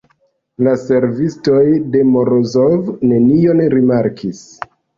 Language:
Esperanto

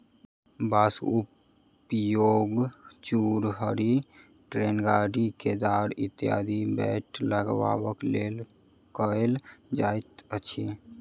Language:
Maithili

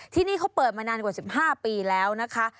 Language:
Thai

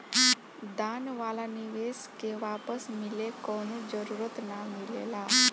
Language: Bhojpuri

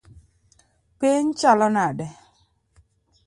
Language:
Luo (Kenya and Tanzania)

